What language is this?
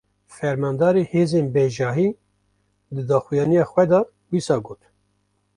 Kurdish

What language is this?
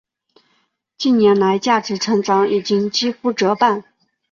Chinese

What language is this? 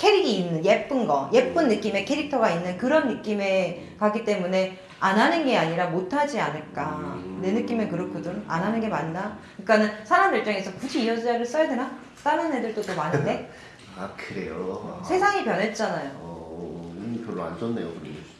Korean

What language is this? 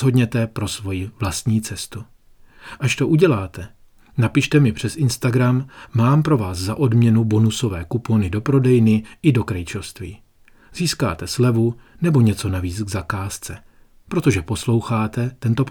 Czech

